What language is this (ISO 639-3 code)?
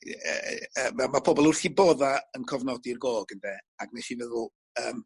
cym